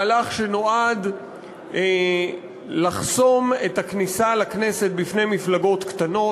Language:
Hebrew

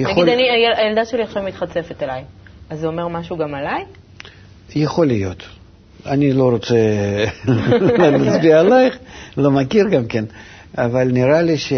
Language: Hebrew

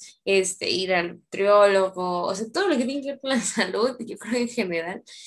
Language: Spanish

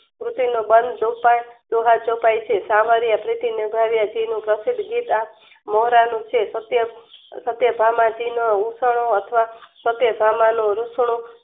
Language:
Gujarati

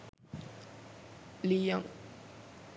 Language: Sinhala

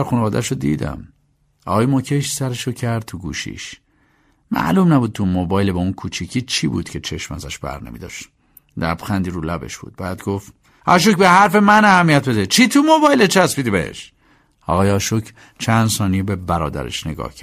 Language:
Persian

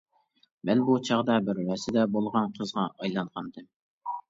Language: Uyghur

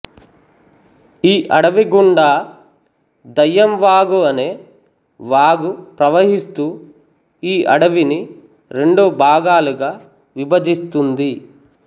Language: Telugu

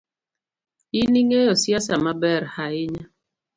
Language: Luo (Kenya and Tanzania)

